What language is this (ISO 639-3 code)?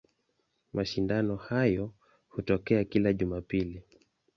swa